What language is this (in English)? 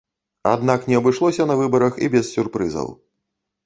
Belarusian